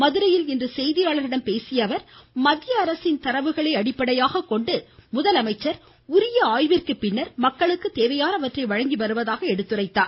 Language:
Tamil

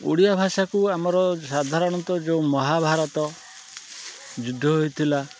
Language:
Odia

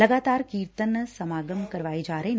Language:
Punjabi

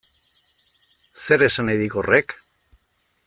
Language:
Basque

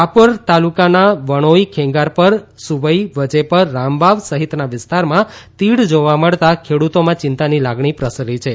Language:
Gujarati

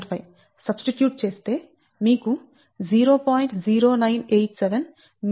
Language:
Telugu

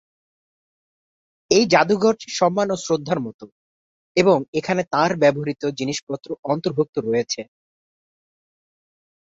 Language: Bangla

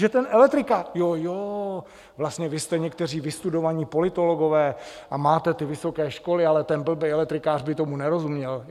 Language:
Czech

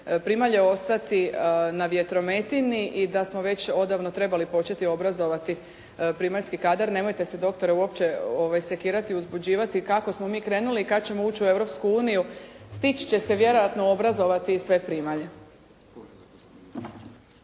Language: Croatian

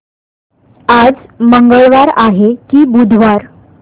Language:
Marathi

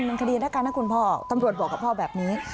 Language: Thai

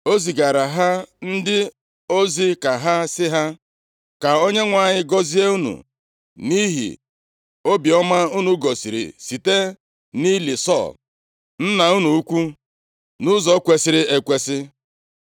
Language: Igbo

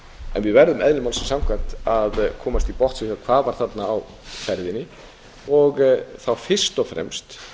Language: Icelandic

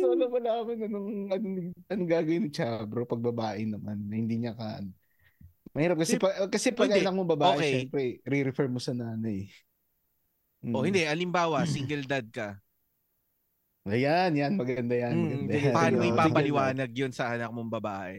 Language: Filipino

